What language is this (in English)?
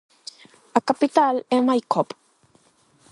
Galician